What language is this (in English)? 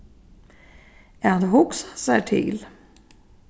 Faroese